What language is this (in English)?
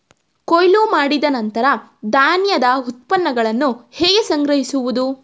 Kannada